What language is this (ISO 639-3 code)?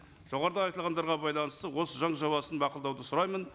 kaz